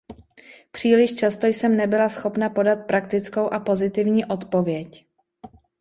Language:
Czech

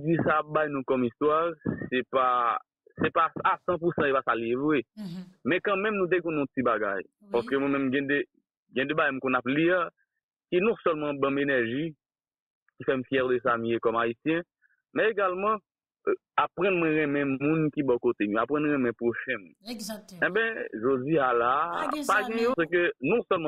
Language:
French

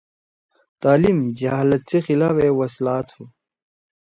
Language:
Torwali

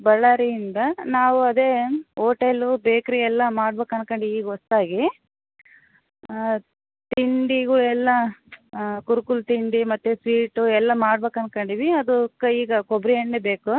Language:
Kannada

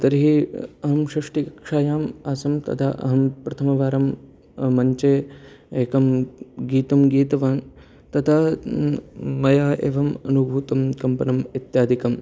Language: Sanskrit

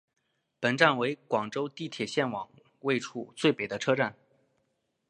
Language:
Chinese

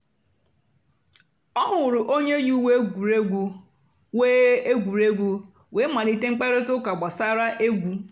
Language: Igbo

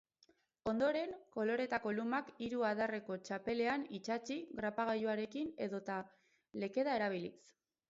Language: Basque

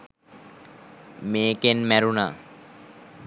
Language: Sinhala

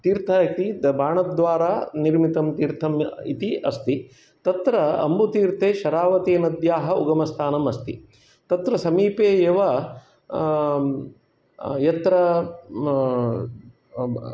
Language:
Sanskrit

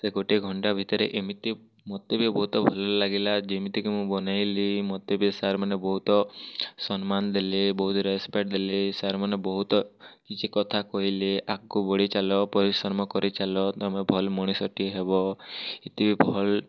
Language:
Odia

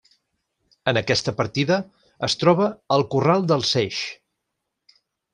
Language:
Catalan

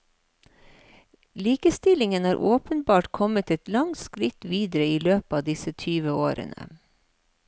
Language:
Norwegian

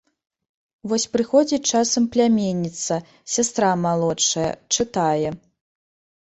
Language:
Belarusian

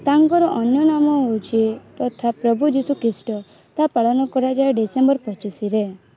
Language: Odia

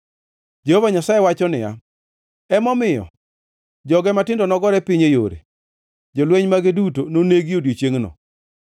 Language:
Luo (Kenya and Tanzania)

